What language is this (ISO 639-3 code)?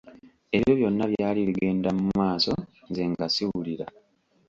lug